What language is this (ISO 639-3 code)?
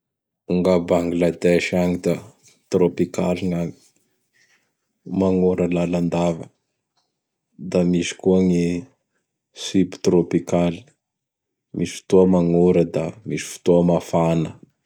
bhr